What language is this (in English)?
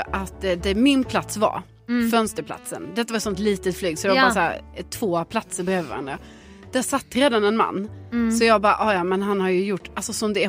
Swedish